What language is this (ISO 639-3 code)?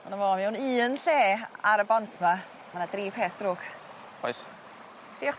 cym